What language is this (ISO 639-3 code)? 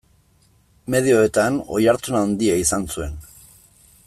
eus